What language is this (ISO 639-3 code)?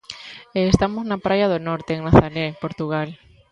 glg